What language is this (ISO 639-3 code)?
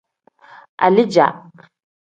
kdh